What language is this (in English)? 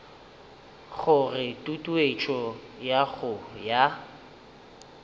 Northern Sotho